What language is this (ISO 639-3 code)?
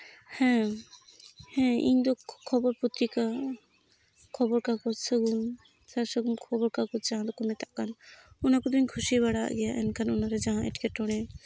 sat